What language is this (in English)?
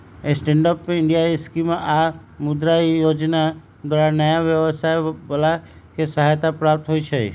Magahi